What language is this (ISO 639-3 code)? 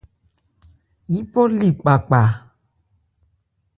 ebr